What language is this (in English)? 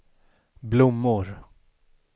Swedish